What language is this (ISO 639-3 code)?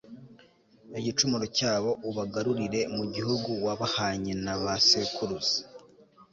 kin